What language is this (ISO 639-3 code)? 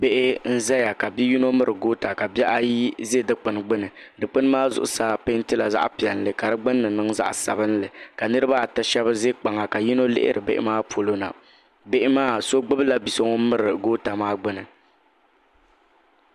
dag